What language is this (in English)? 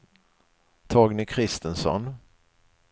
Swedish